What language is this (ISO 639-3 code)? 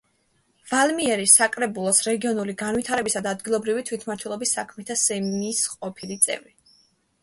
kat